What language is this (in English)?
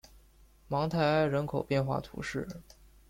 Chinese